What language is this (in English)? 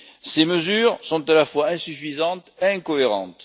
French